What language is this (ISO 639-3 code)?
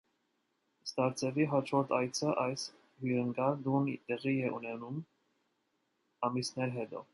hye